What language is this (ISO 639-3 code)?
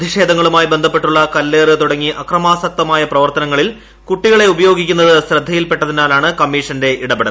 mal